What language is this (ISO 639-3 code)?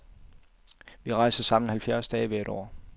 dan